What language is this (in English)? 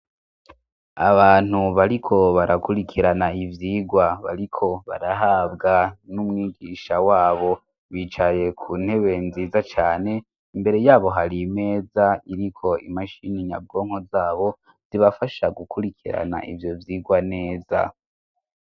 Rundi